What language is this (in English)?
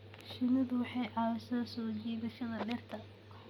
Somali